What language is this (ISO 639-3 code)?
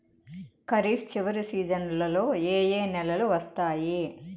tel